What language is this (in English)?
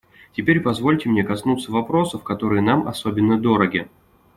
Russian